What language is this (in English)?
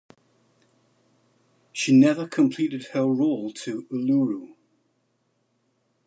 English